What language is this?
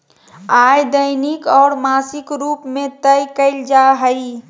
Magahi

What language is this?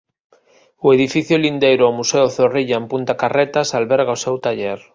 Galician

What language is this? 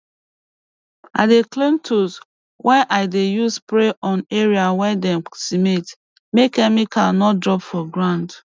Nigerian Pidgin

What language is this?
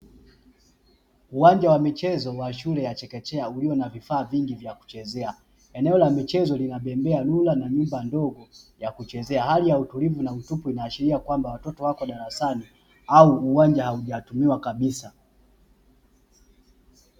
Swahili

